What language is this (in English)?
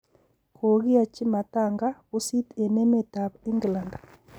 Kalenjin